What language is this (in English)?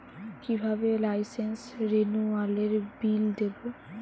Bangla